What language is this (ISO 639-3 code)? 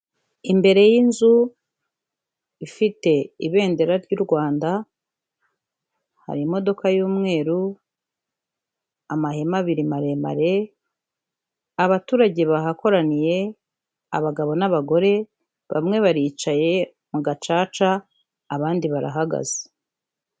kin